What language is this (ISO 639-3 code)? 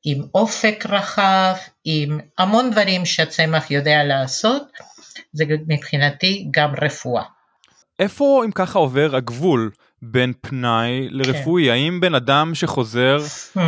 heb